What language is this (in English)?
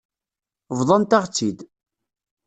Kabyle